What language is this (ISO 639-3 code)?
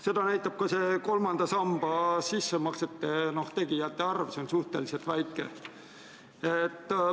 est